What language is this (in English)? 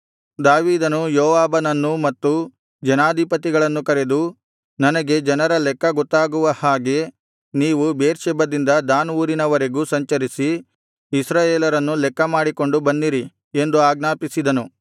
Kannada